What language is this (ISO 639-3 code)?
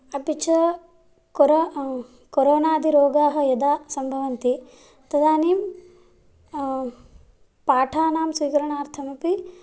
san